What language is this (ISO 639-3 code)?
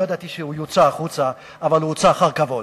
heb